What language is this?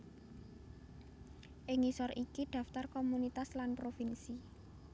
Javanese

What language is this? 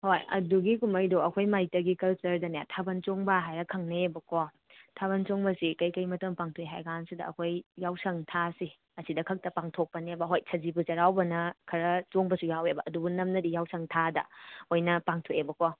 Manipuri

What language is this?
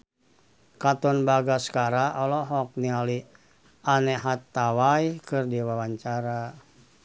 Sundanese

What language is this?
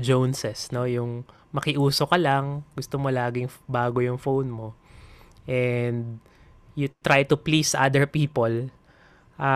Filipino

